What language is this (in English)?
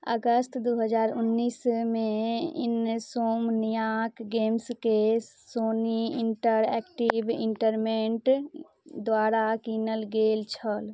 Maithili